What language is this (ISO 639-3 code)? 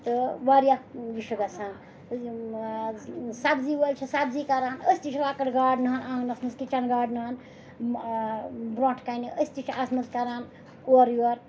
kas